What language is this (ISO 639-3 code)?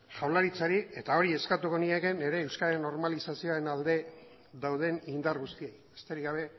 eus